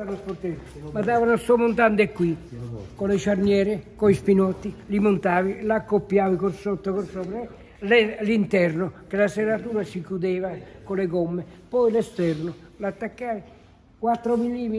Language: Italian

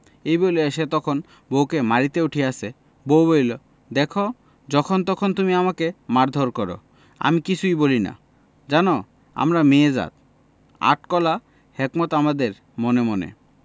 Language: Bangla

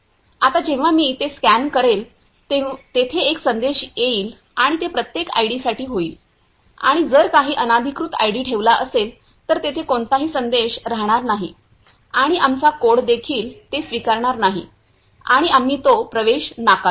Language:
Marathi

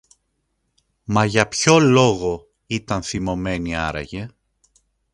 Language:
Greek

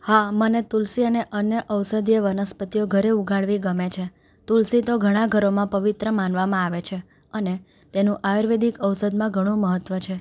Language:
Gujarati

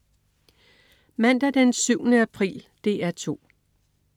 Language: Danish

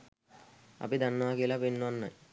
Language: Sinhala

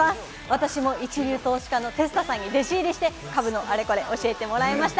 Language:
Japanese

